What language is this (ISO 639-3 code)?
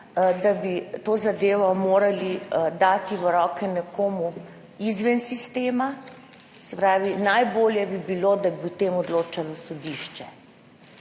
slv